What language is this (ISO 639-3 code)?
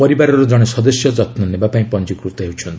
ori